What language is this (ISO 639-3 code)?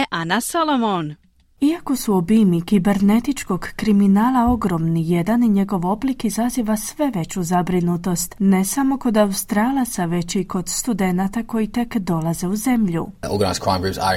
hrv